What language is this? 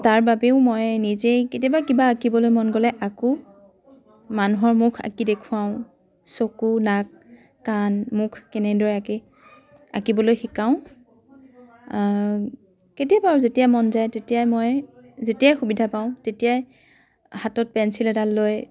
Assamese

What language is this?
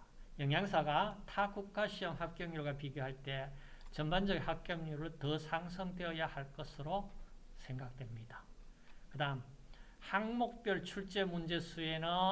Korean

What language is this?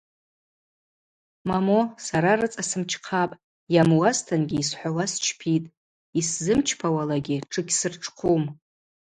Abaza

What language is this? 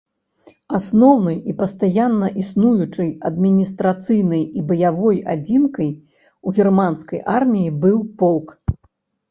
Belarusian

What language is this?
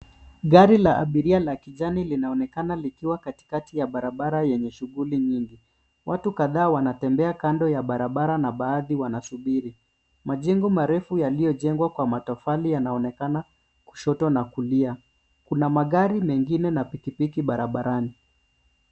Swahili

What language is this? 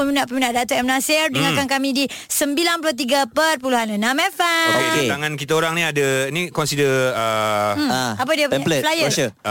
Malay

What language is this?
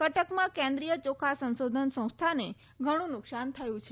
Gujarati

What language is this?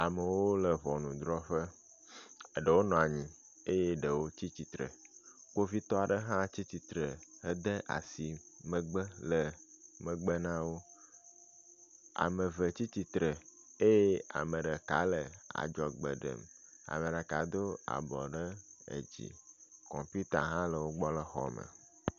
Ewe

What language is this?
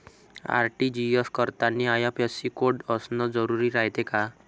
Marathi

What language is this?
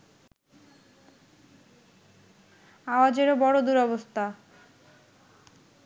Bangla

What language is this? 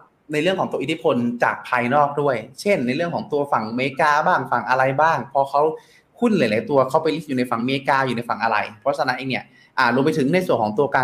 Thai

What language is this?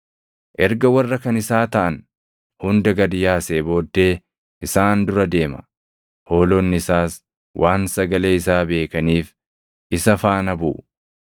Oromo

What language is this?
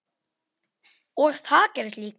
Icelandic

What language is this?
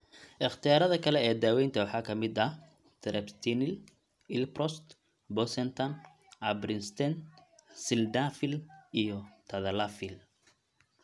Somali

